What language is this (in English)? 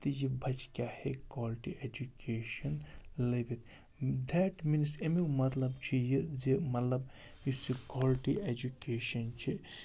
Kashmiri